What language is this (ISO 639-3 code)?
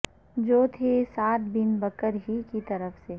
urd